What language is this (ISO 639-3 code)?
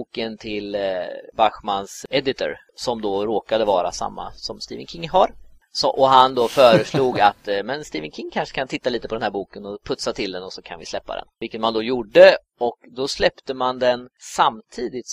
swe